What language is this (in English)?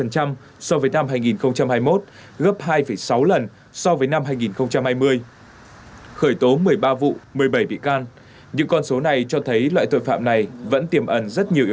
Vietnamese